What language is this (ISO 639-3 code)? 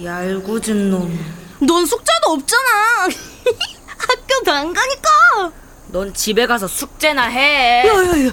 kor